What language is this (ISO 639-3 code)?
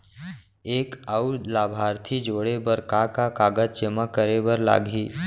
hne